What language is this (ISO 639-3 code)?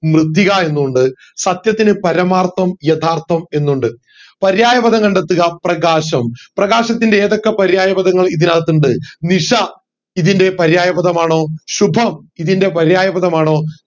mal